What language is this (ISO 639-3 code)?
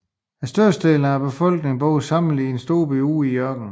dan